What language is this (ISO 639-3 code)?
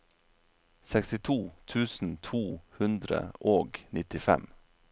nor